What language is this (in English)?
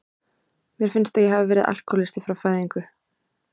Icelandic